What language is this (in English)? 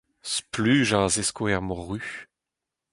Breton